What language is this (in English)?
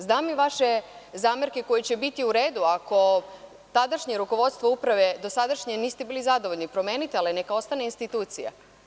Serbian